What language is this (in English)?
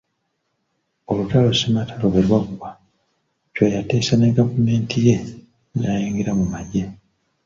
Ganda